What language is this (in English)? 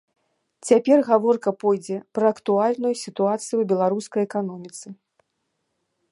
Belarusian